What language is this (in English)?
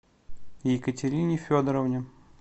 Russian